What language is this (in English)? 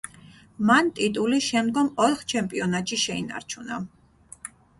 Georgian